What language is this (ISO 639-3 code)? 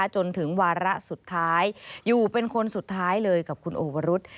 tha